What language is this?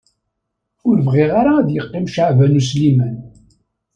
Kabyle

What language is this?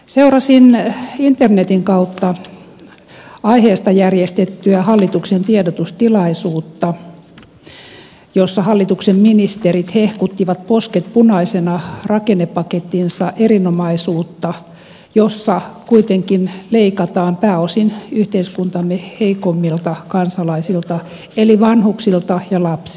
Finnish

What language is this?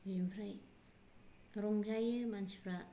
Bodo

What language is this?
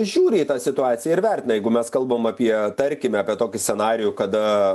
Lithuanian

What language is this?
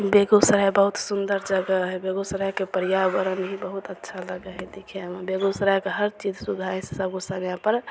Maithili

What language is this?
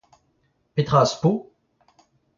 Breton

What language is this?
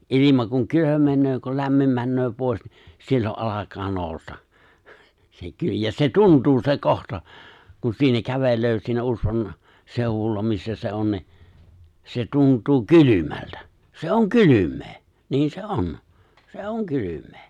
Finnish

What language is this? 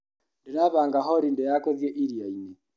Kikuyu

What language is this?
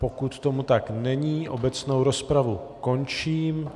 Czech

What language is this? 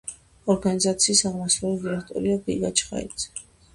Georgian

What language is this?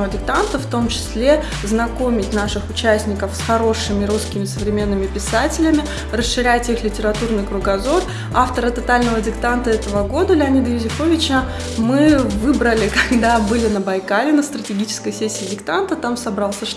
Russian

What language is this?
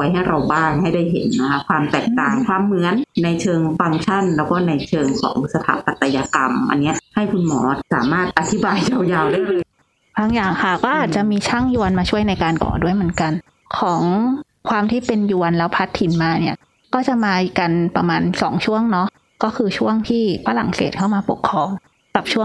Thai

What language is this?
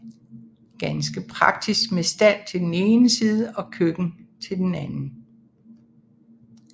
Danish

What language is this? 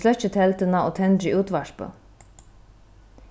Faroese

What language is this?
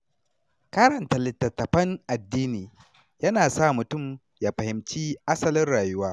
Hausa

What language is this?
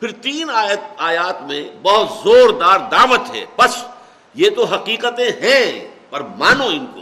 Urdu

